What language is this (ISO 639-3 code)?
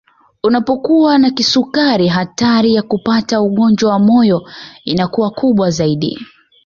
swa